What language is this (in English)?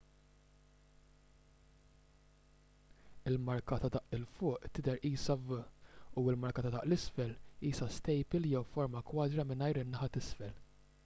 Maltese